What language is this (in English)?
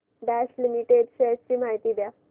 Marathi